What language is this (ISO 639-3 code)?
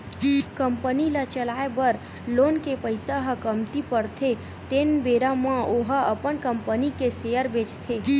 hne